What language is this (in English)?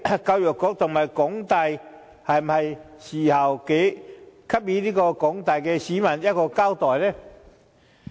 Cantonese